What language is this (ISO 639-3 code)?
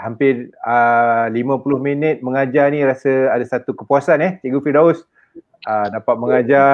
msa